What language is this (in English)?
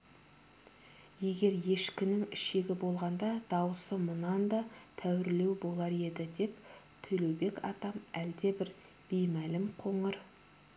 Kazakh